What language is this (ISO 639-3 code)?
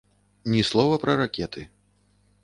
bel